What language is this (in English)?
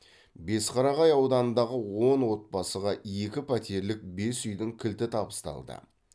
Kazakh